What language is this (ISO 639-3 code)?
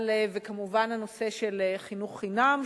heb